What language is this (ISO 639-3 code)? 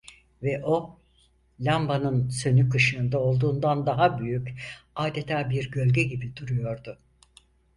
tur